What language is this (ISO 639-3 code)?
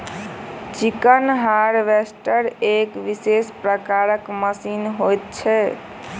mai